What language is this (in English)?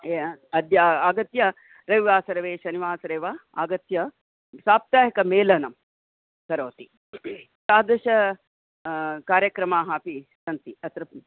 Sanskrit